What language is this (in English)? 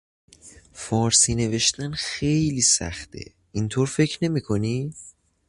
Persian